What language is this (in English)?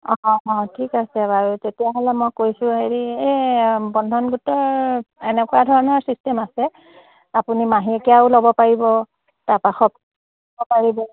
Assamese